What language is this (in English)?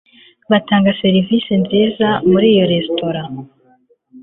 Kinyarwanda